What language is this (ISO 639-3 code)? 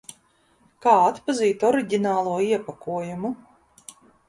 lav